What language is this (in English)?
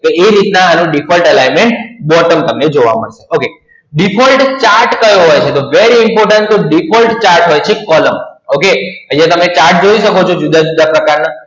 Gujarati